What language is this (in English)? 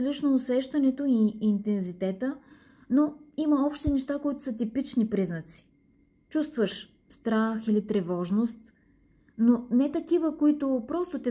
Bulgarian